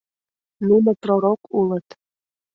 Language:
Mari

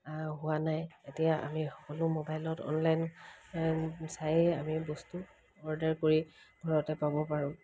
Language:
Assamese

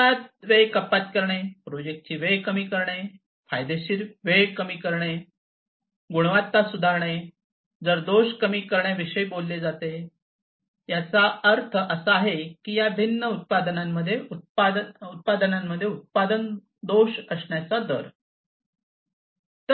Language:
Marathi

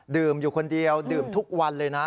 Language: Thai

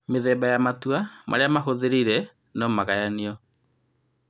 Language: Kikuyu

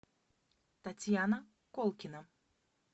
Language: Russian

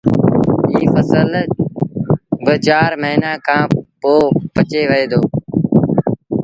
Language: Sindhi Bhil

